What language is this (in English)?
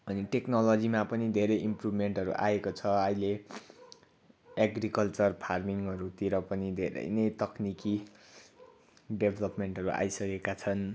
Nepali